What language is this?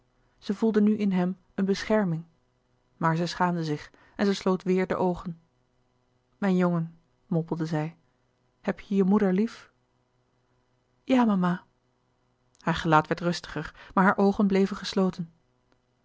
Dutch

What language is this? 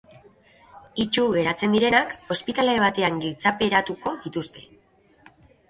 Basque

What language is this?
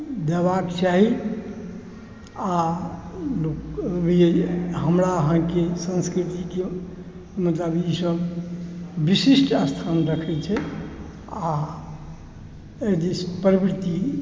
Maithili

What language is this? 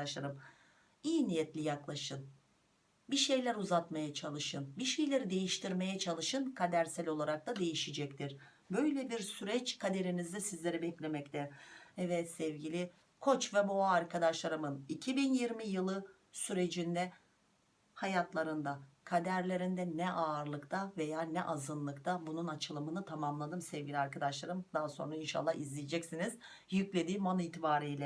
Turkish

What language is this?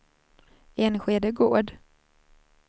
Swedish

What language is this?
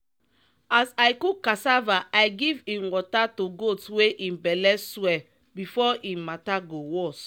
Nigerian Pidgin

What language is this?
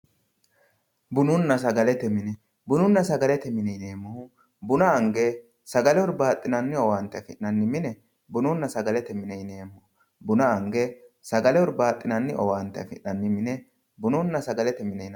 Sidamo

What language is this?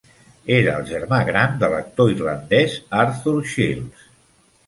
Catalan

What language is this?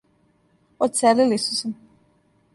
Serbian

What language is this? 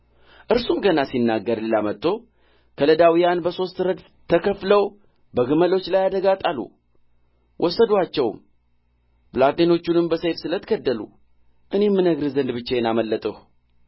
Amharic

